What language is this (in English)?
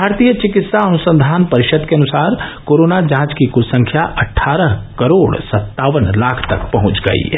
Hindi